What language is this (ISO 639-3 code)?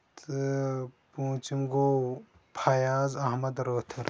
kas